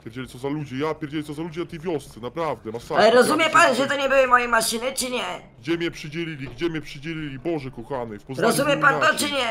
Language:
Polish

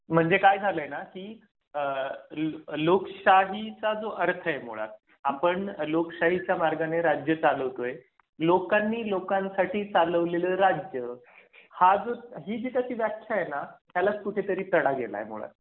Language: Marathi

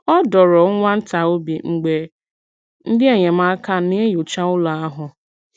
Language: Igbo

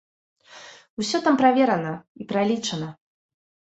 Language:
Belarusian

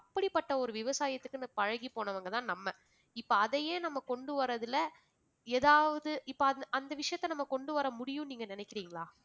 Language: Tamil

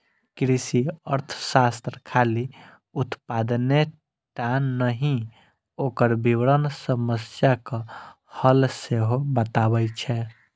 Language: Maithili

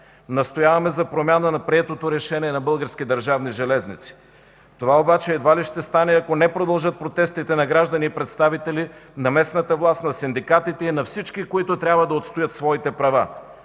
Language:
Bulgarian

